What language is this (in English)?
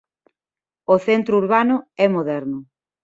Galician